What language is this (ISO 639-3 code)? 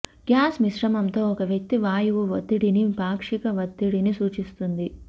tel